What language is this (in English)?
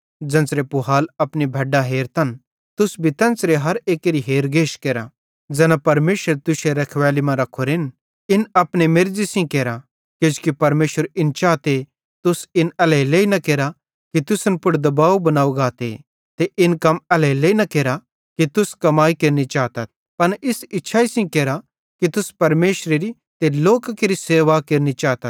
Bhadrawahi